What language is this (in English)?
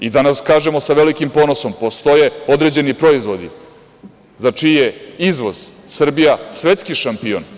Serbian